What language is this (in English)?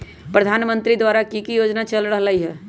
Magahi